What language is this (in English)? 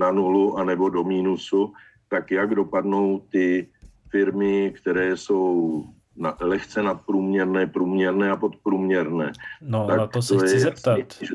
Czech